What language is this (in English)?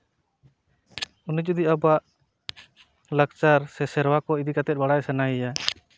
Santali